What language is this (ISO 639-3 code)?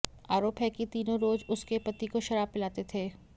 hin